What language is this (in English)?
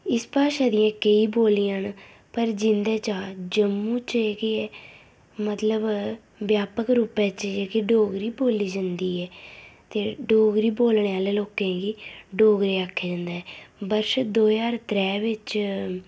Dogri